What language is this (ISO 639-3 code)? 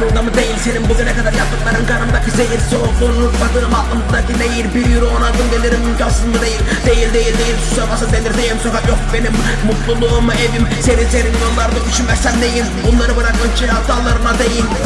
tur